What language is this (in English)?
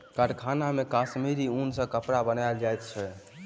Maithili